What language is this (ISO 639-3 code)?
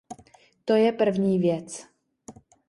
ces